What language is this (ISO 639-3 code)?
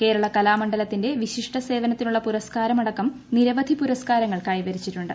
mal